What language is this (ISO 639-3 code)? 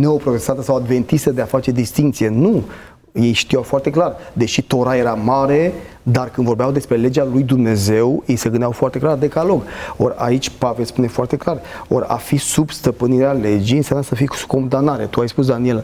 ron